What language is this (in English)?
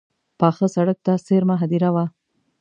Pashto